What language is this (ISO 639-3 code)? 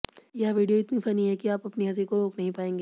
hin